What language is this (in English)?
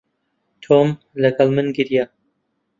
Central Kurdish